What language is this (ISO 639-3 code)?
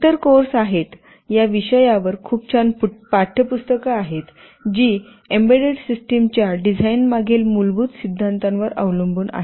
mar